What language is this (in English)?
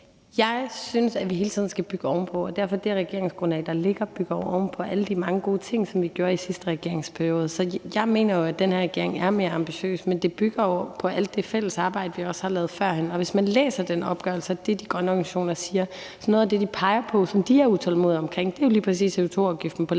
Danish